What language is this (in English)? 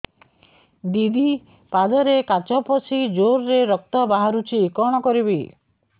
Odia